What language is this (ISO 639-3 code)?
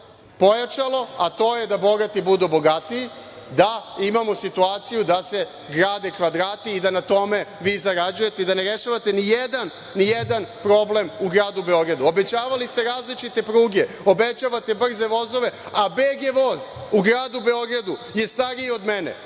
srp